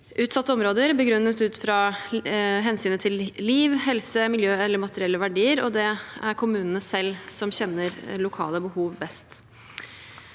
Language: Norwegian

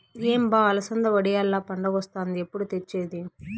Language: Telugu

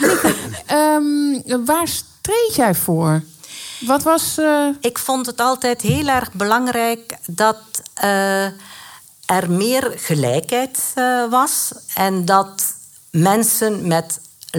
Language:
Dutch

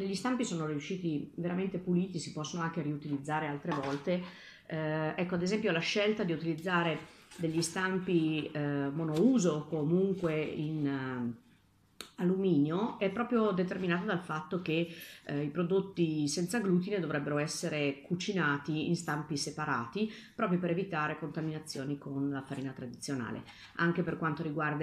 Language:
Italian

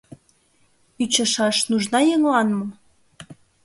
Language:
Mari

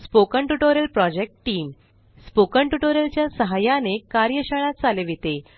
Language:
Marathi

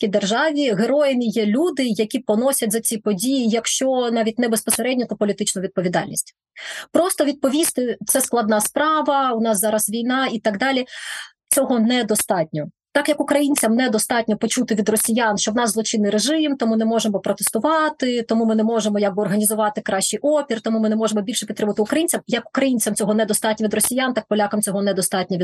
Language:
Ukrainian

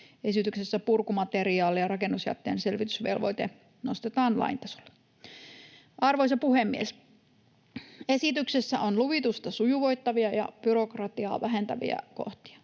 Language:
Finnish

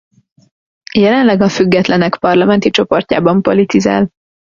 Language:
Hungarian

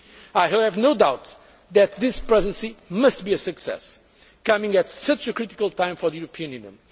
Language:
English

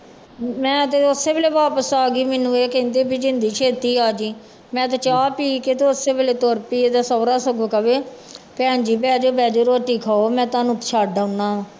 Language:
Punjabi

